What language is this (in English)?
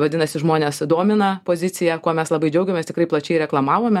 Lithuanian